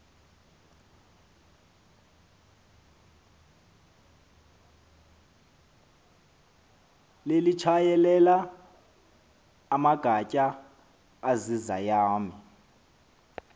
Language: Xhosa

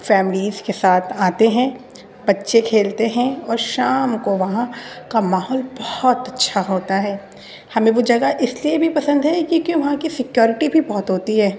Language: Urdu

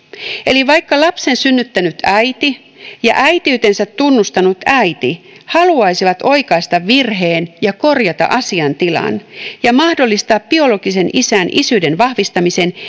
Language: Finnish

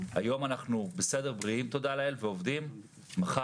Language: Hebrew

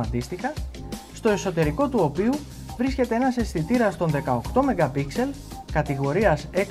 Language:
Greek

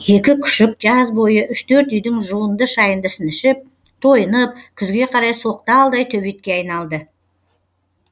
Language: Kazakh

